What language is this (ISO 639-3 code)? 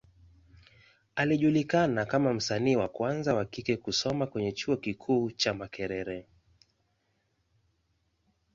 swa